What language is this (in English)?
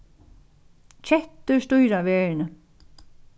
Faroese